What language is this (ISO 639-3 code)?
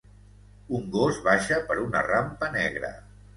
cat